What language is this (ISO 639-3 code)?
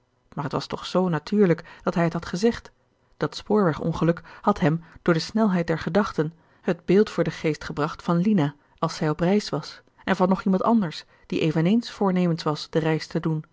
nld